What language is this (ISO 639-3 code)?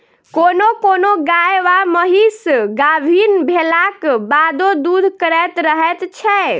mai